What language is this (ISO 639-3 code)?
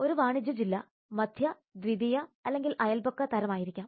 mal